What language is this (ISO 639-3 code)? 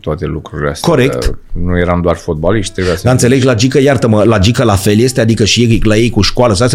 ron